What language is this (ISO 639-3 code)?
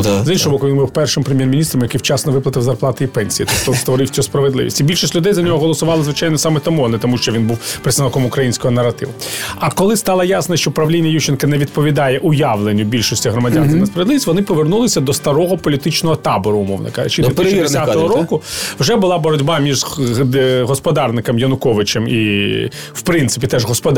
ukr